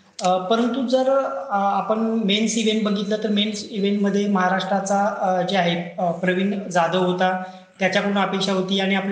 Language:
Marathi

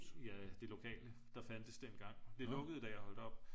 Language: Danish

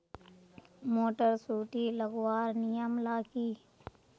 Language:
Magahi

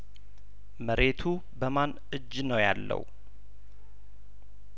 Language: Amharic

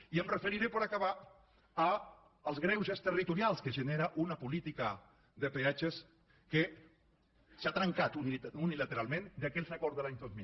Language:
Catalan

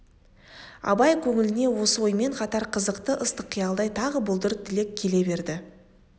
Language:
Kazakh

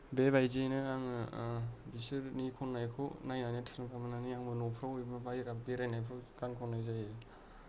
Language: Bodo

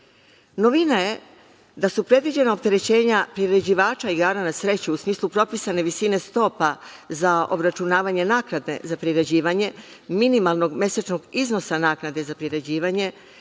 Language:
Serbian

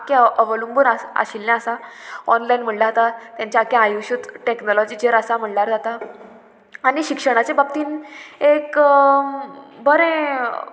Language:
Konkani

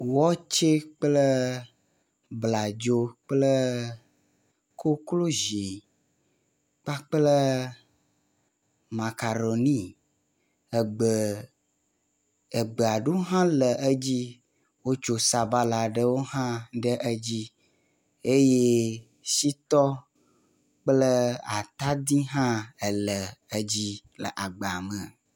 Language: Ewe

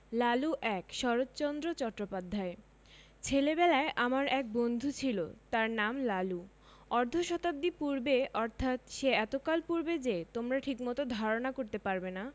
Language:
Bangla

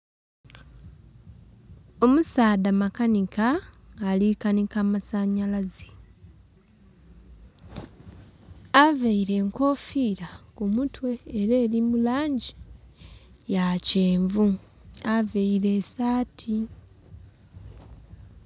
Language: Soga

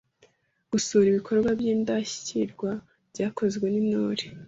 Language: Kinyarwanda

